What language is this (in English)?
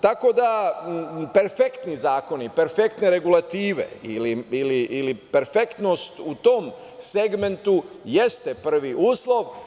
Serbian